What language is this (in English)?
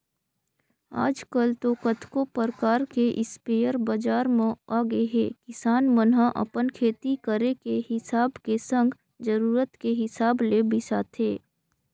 Chhattisgarhi